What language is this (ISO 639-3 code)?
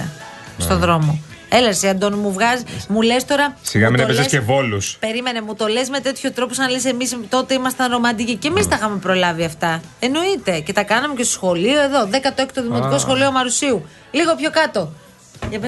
ell